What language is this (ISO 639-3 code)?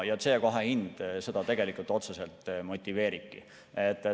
est